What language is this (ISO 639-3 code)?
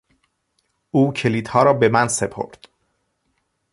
fas